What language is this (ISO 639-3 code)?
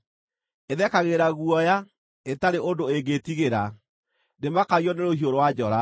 kik